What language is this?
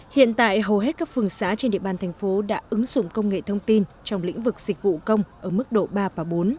Vietnamese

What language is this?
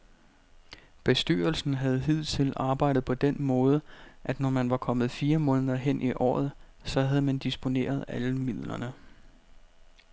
Danish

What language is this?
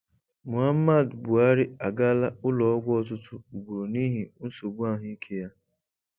Igbo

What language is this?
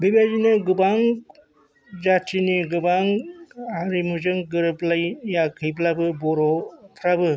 Bodo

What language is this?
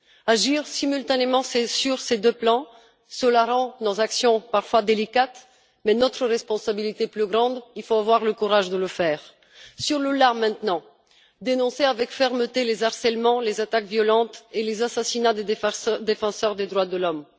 French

